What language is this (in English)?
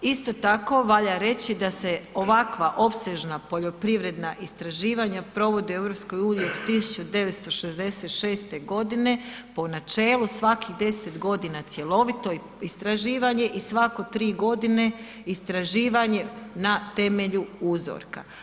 Croatian